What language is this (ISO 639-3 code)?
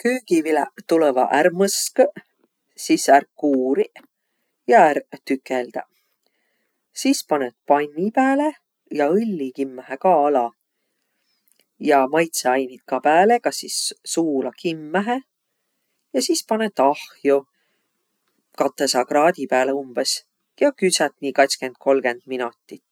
vro